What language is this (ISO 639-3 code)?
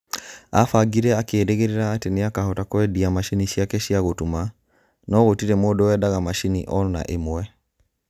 kik